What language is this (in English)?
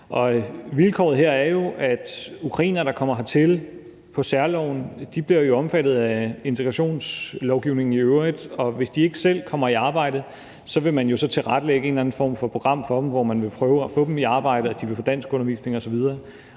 Danish